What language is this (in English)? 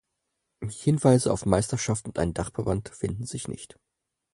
German